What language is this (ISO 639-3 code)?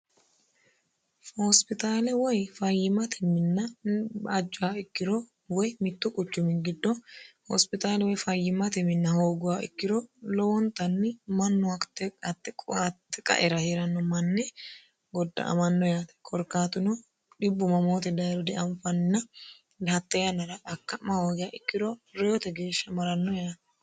sid